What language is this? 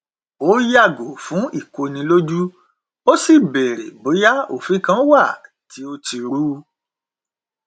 Yoruba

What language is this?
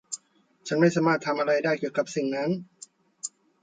Thai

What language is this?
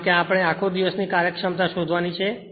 Gujarati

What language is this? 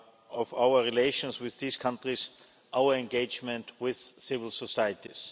English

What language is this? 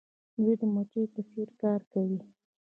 Pashto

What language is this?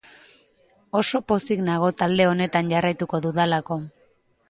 Basque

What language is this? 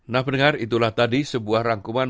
Indonesian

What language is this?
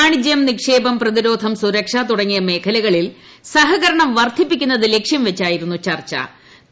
Malayalam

